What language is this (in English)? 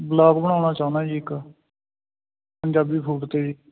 Punjabi